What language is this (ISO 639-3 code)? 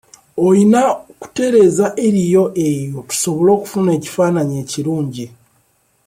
lug